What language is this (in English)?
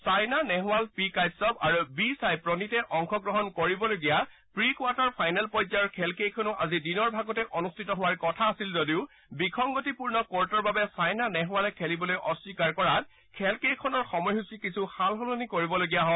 Assamese